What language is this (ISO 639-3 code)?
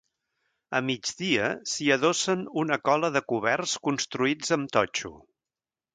cat